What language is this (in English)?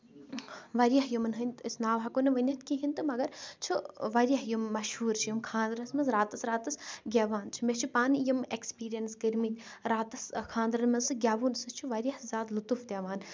Kashmiri